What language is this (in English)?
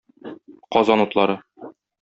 Tatar